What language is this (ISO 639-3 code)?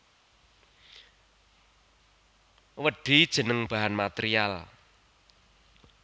jav